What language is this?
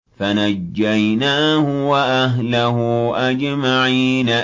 Arabic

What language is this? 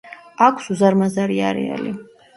Georgian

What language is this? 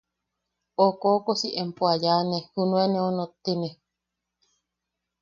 Yaqui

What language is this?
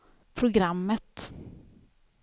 Swedish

